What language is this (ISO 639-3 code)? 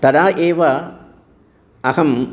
san